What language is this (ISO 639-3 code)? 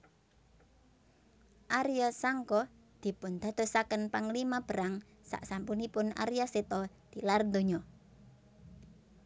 jav